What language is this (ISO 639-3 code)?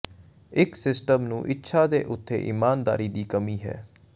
pan